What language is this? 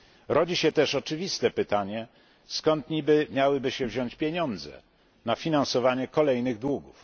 Polish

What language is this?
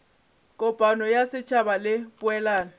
Northern Sotho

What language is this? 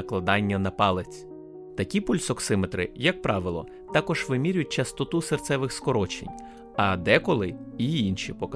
Ukrainian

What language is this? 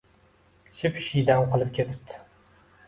Uzbek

